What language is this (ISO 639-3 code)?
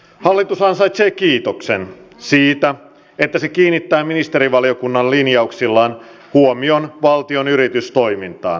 fin